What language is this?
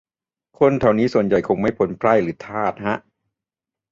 Thai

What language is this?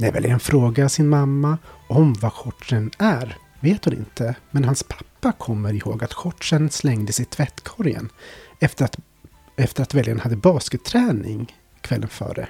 Swedish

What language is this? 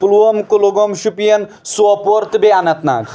Kashmiri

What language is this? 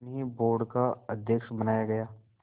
Hindi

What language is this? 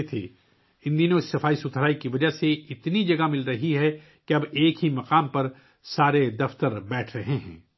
Urdu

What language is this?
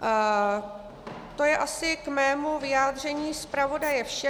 Czech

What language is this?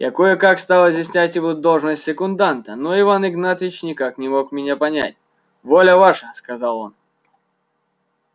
Russian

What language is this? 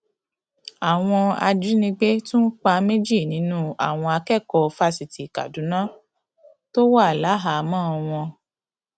Yoruba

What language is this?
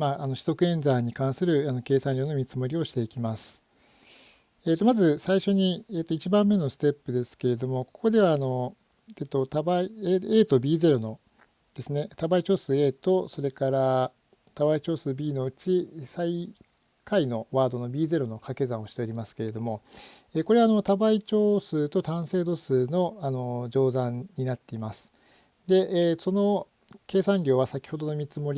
Japanese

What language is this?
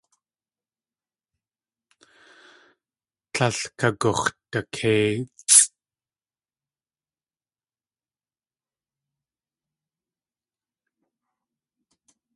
Tlingit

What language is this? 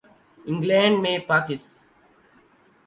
Urdu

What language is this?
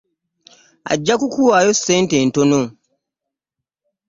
Ganda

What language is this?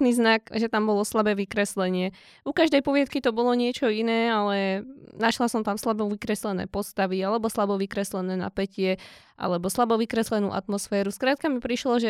Slovak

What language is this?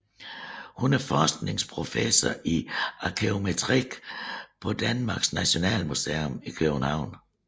Danish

